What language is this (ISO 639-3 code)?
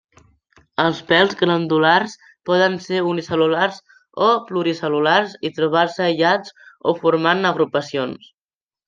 cat